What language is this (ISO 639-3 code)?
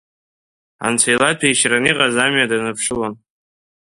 abk